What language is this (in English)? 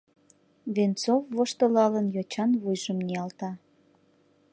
Mari